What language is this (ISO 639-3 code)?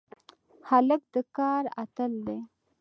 pus